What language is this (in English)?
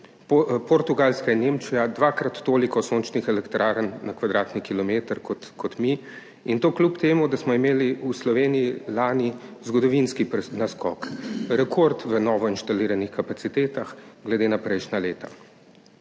Slovenian